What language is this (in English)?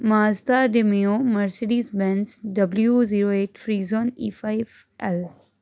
Punjabi